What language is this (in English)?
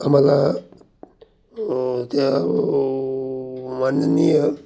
Marathi